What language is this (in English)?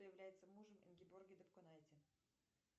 Russian